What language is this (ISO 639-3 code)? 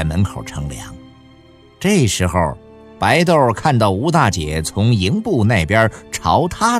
zho